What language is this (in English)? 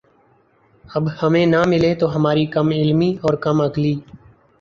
Urdu